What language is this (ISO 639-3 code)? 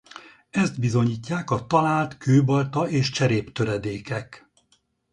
hun